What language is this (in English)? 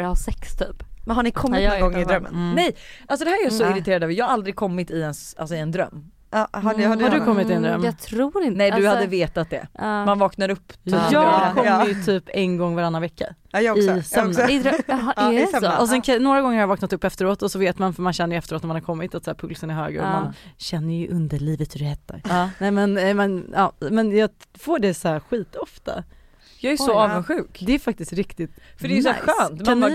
Swedish